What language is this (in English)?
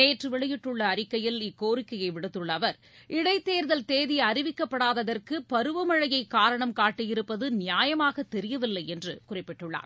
Tamil